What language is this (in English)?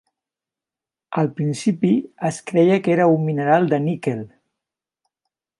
Catalan